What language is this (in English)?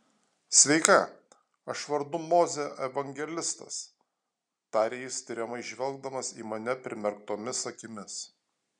Lithuanian